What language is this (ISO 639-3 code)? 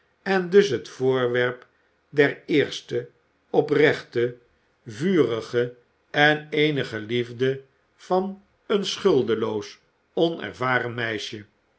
nld